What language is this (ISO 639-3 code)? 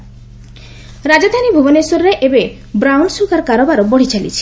ori